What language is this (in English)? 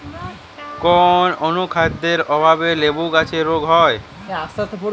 Bangla